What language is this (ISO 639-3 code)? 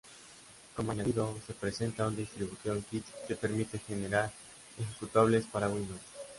spa